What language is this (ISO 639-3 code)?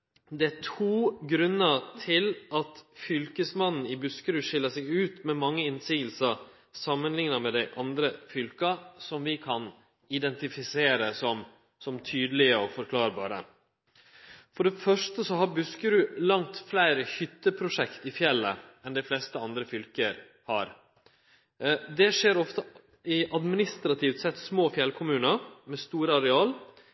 nno